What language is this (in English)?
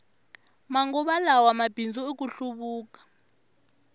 Tsonga